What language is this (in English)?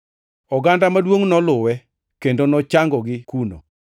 Luo (Kenya and Tanzania)